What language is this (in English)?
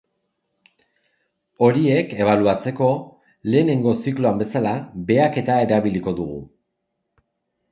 Basque